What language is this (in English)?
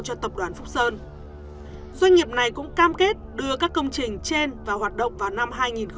Vietnamese